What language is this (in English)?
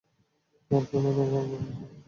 Bangla